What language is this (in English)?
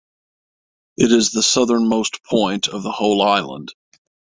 English